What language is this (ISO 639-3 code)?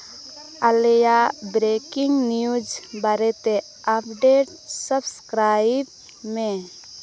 sat